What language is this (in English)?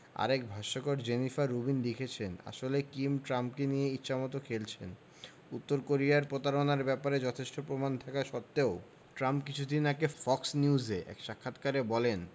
Bangla